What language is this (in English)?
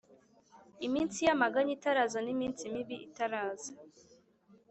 Kinyarwanda